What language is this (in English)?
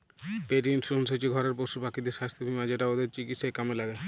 Bangla